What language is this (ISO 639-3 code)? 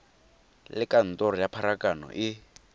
tsn